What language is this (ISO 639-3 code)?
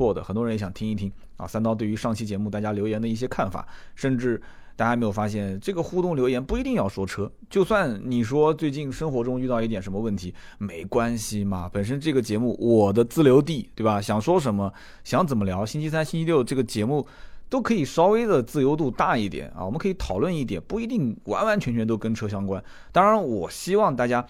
zho